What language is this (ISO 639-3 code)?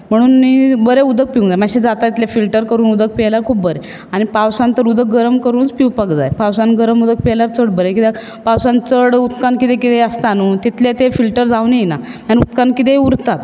kok